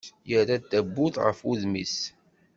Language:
Kabyle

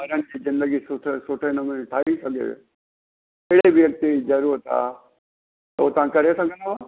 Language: Sindhi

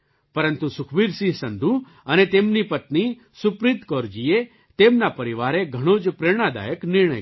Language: Gujarati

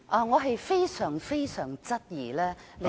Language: Cantonese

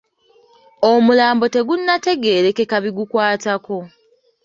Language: Ganda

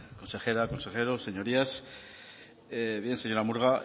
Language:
Spanish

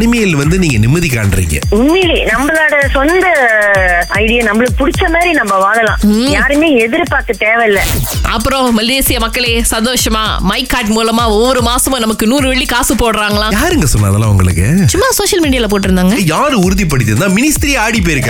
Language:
Tamil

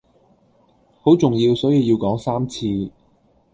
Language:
Cantonese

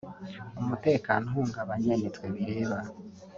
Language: Kinyarwanda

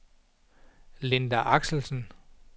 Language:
Danish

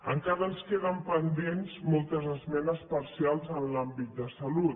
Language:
Catalan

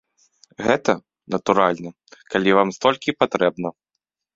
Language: Belarusian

